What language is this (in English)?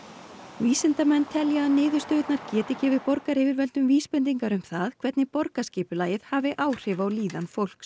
Icelandic